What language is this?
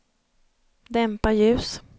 Swedish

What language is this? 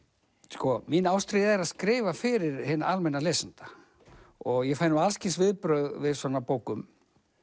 Icelandic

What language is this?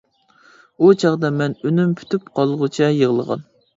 Uyghur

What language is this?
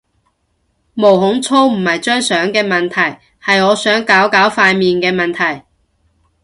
Cantonese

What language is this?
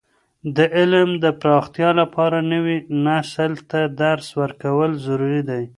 Pashto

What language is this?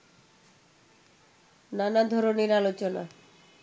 Bangla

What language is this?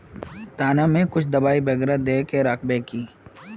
Magahi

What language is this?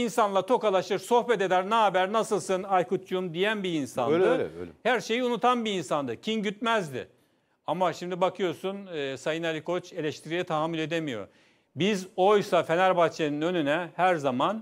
Turkish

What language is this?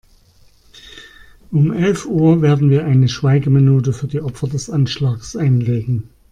German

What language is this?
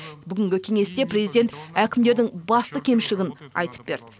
Kazakh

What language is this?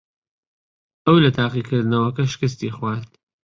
Central Kurdish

